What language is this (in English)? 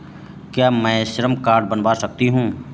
Hindi